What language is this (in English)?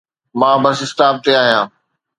Sindhi